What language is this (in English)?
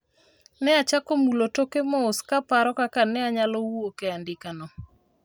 Luo (Kenya and Tanzania)